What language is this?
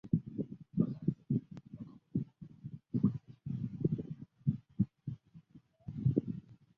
Chinese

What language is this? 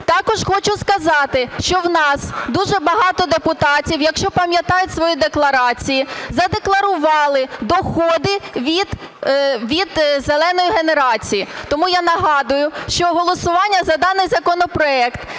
Ukrainian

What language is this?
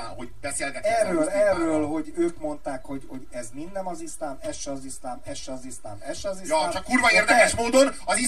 Hungarian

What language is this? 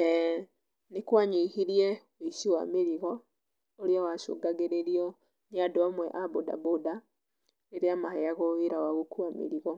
Kikuyu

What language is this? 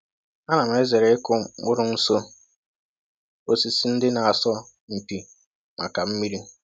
Igbo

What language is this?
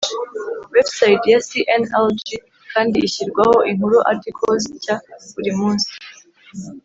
Kinyarwanda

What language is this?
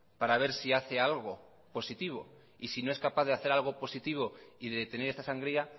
Spanish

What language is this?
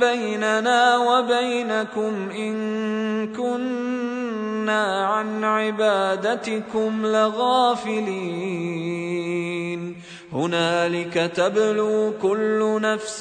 Arabic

